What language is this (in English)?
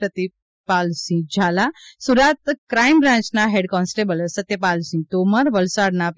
Gujarati